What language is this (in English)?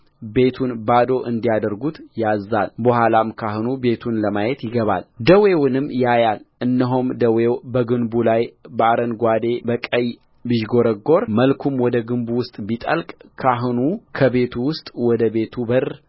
Amharic